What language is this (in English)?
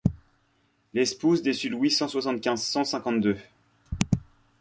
French